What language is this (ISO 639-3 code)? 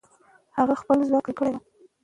pus